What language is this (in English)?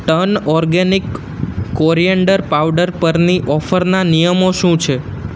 Gujarati